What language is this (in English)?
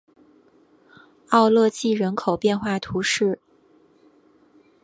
Chinese